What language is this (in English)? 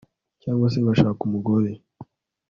Kinyarwanda